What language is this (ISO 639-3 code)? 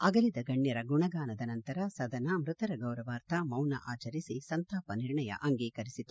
kan